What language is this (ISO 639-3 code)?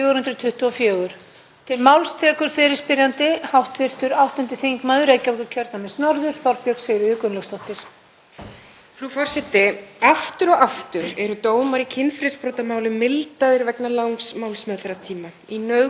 isl